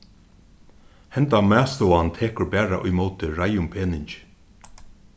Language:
Faroese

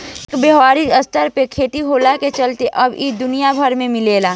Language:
Bhojpuri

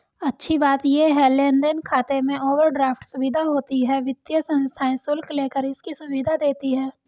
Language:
Hindi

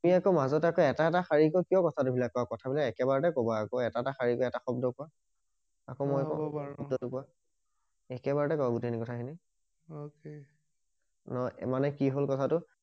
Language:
Assamese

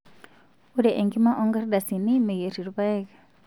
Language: Masai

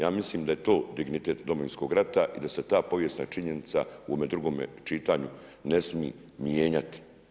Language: Croatian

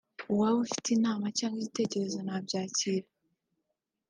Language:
Kinyarwanda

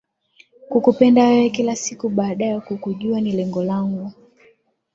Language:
Swahili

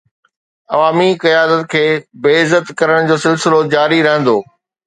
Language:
Sindhi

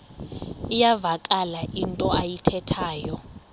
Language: Xhosa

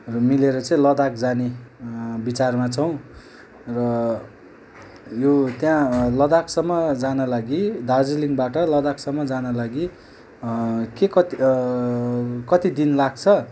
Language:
Nepali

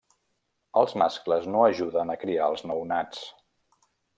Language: Catalan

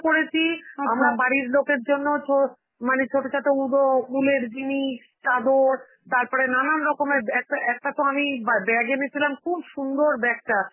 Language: Bangla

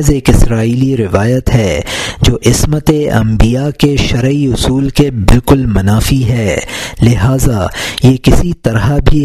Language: Urdu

